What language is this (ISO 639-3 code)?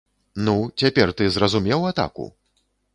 bel